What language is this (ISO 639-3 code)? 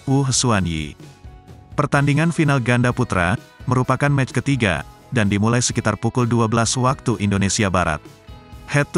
ind